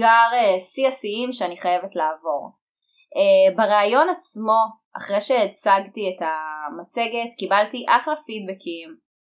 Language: Hebrew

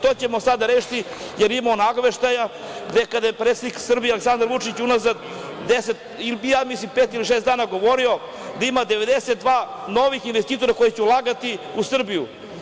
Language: Serbian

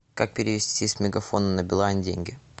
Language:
Russian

